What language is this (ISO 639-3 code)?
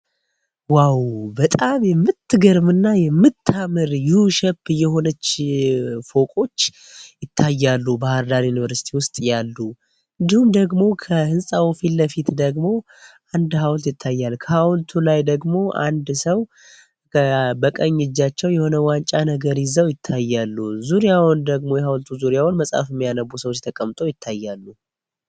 amh